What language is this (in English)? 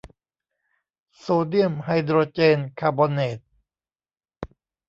Thai